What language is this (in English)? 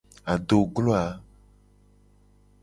Gen